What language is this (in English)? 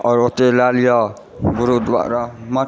Maithili